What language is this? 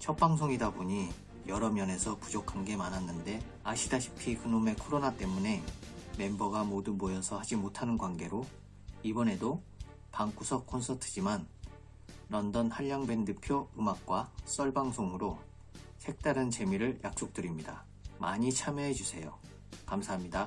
Korean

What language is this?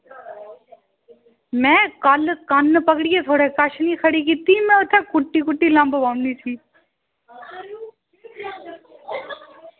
Dogri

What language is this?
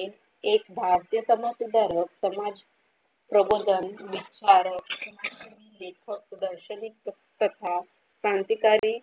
Marathi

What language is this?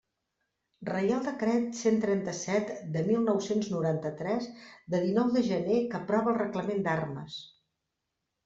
Catalan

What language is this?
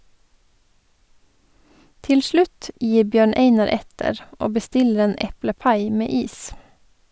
Norwegian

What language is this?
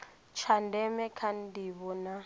Venda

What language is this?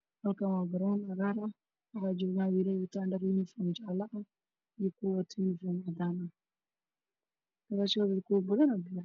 Somali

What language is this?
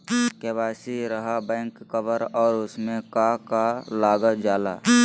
Magahi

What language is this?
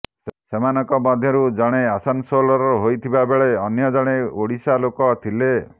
Odia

